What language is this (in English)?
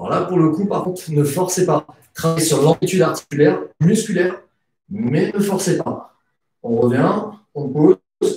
French